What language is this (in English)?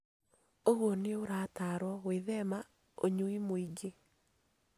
Kikuyu